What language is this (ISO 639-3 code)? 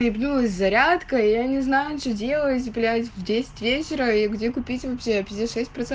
rus